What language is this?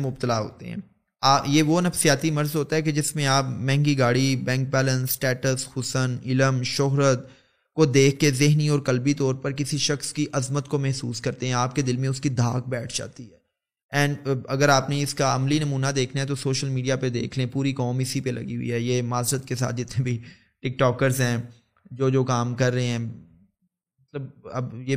Urdu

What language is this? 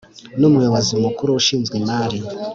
Kinyarwanda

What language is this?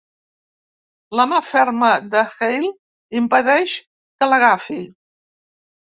Catalan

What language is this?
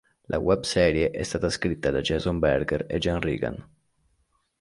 Italian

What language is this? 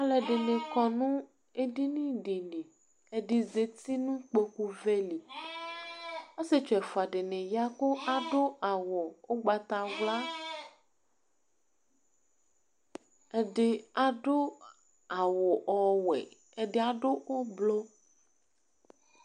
Ikposo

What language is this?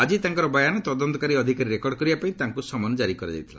Odia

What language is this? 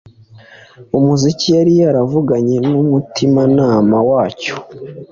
Kinyarwanda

